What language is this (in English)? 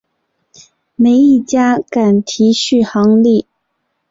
Chinese